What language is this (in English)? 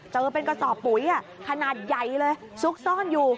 Thai